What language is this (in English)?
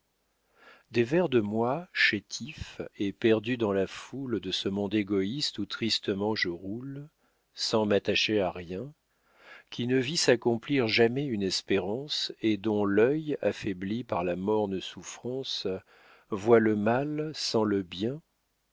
French